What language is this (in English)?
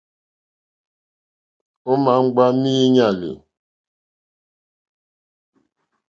Mokpwe